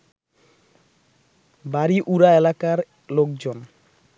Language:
Bangla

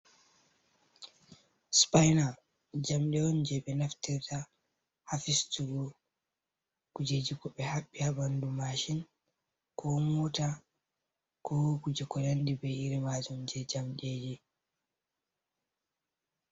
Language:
Fula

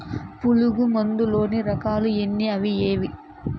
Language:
Telugu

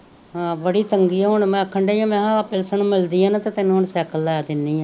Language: Punjabi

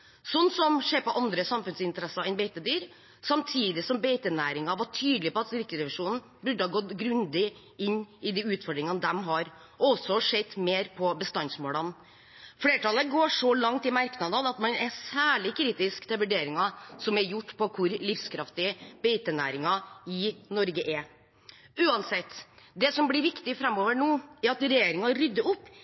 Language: Norwegian Bokmål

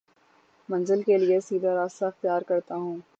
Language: Urdu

